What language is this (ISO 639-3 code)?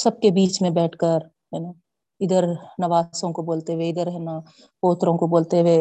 urd